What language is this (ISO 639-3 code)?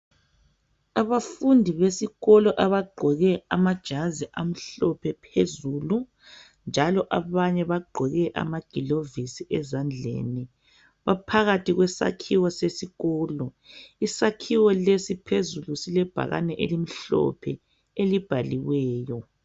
nde